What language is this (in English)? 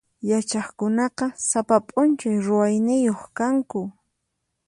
Puno Quechua